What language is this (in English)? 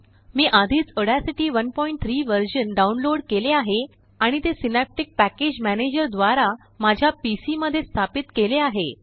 Marathi